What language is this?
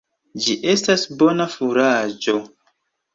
Esperanto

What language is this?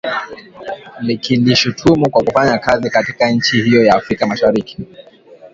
Swahili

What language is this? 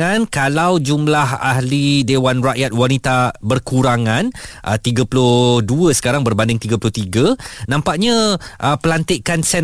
Malay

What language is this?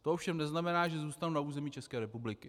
Czech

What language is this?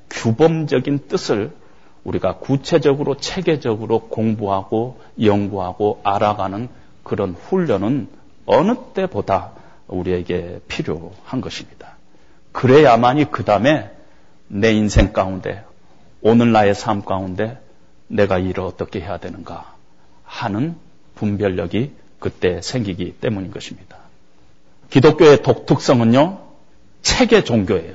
Korean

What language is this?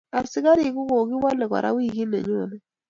Kalenjin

